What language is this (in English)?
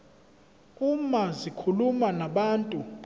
Zulu